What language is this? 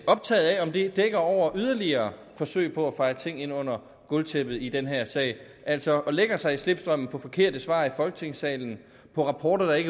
Danish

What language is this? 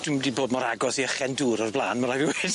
Welsh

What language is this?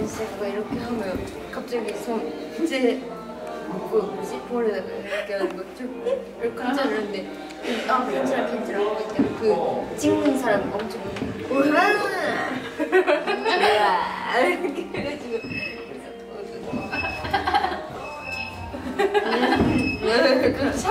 Korean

